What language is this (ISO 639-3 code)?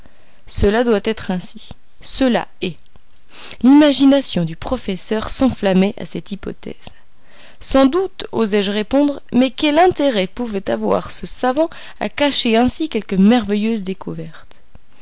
fra